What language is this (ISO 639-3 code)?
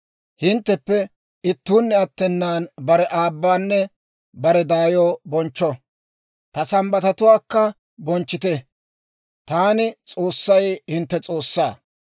dwr